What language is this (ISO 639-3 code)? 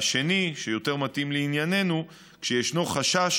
heb